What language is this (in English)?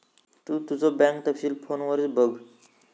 Marathi